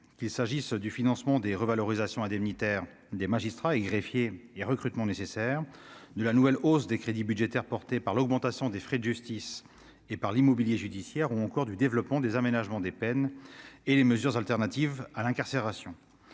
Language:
French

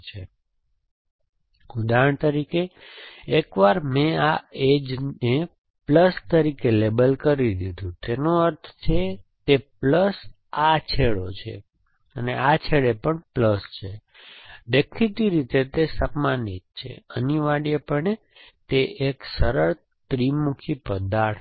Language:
Gujarati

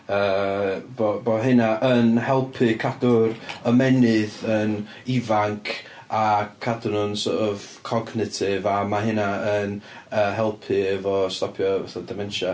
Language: Welsh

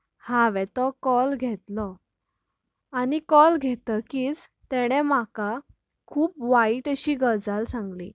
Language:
Konkani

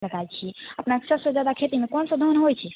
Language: Maithili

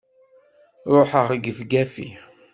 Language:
Kabyle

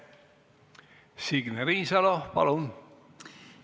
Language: Estonian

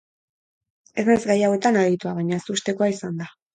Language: Basque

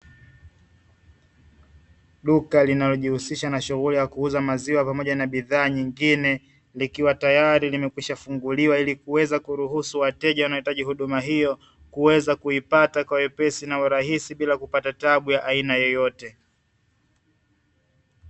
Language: Swahili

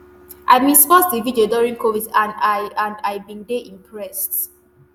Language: Nigerian Pidgin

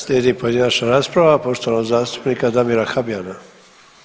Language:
Croatian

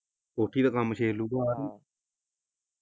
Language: Punjabi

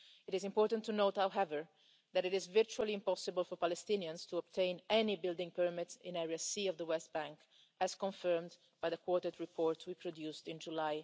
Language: English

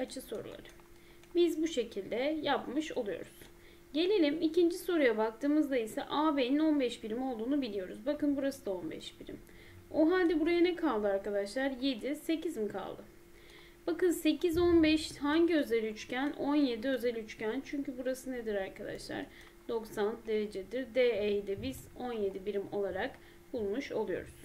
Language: Turkish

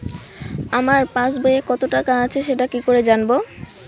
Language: Bangla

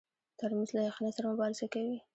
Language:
Pashto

